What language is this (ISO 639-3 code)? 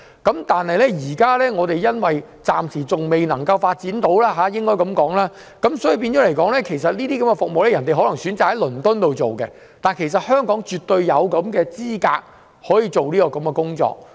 yue